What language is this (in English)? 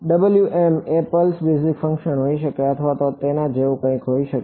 Gujarati